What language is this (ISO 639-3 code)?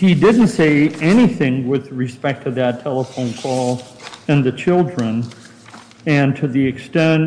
eng